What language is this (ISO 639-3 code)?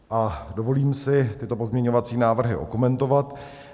ces